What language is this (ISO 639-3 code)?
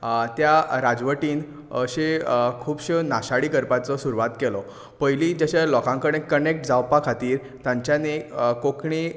kok